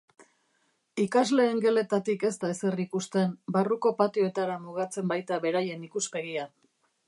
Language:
Basque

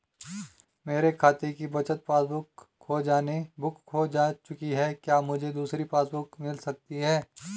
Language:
Hindi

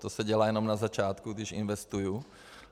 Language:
Czech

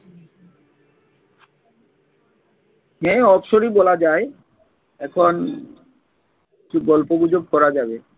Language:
Bangla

